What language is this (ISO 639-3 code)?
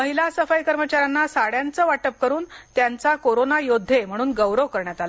mar